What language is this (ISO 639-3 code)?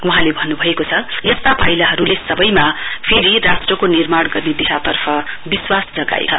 nep